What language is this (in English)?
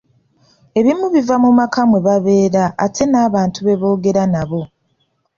Ganda